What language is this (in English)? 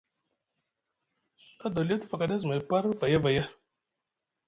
Musgu